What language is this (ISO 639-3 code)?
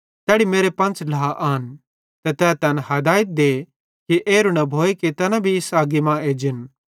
bhd